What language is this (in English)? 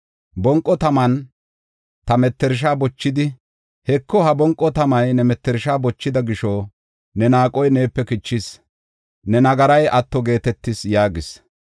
Gofa